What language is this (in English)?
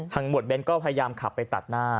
Thai